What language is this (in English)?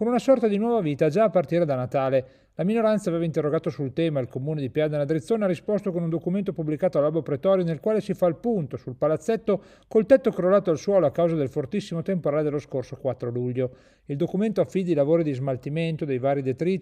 Italian